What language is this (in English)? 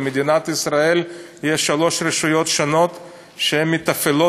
Hebrew